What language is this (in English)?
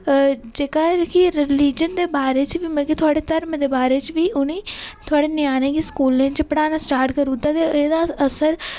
Dogri